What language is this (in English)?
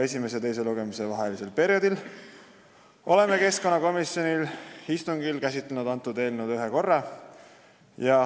Estonian